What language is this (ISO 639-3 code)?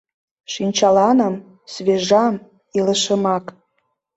chm